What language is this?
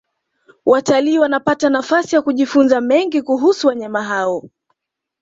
Swahili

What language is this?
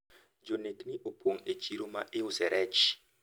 Luo (Kenya and Tanzania)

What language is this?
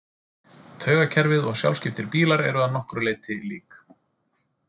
Icelandic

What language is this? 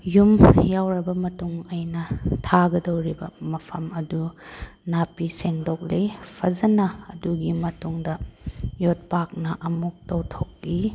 Manipuri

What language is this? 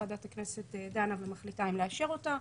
Hebrew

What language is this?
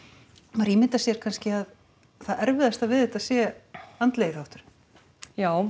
Icelandic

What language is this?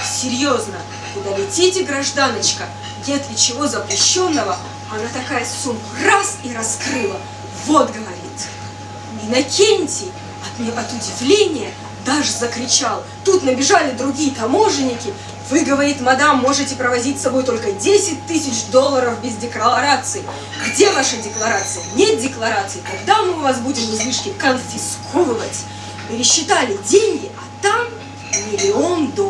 Russian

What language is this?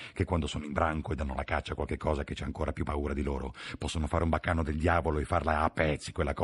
Italian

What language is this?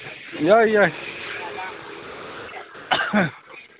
Manipuri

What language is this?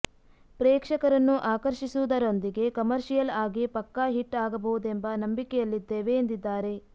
Kannada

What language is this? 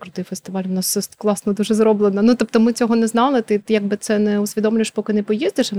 Ukrainian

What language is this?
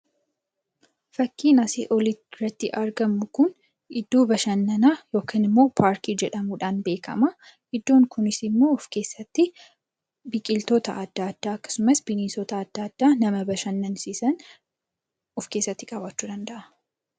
Oromo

